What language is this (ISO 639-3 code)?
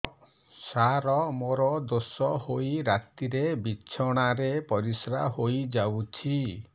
ori